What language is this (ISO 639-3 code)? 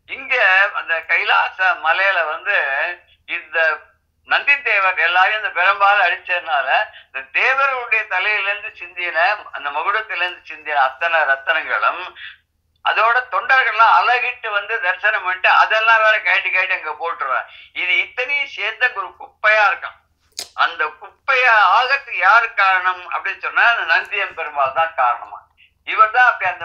tur